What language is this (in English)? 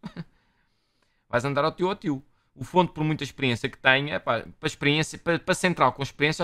Portuguese